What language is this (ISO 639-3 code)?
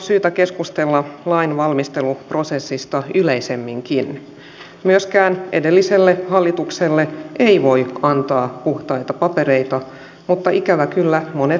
fin